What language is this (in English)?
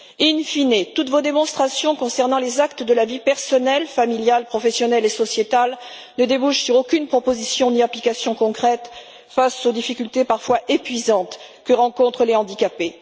French